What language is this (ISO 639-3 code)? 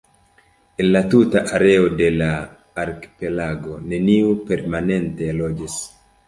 epo